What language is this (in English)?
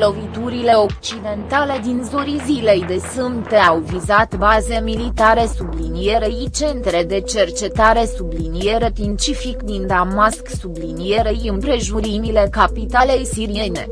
Romanian